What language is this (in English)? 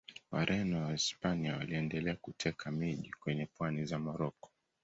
Swahili